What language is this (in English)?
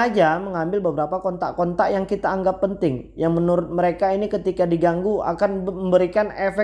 Indonesian